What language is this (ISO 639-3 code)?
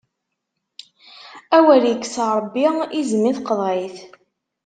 kab